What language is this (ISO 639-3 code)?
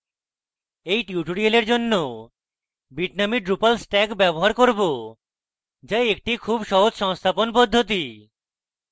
ben